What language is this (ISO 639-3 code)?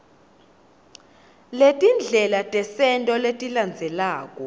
ssw